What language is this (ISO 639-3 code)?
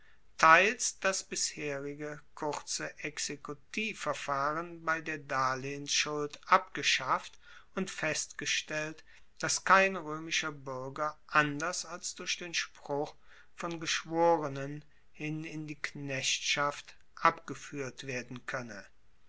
deu